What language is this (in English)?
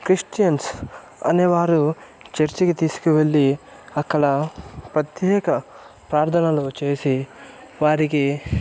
Telugu